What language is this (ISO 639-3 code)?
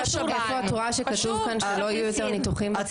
heb